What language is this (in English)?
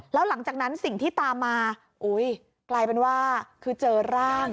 Thai